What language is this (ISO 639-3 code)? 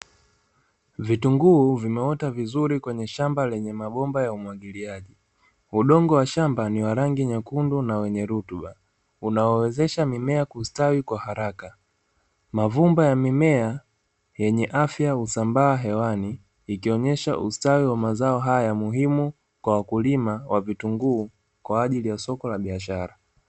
swa